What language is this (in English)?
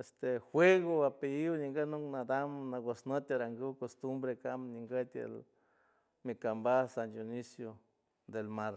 San Francisco Del Mar Huave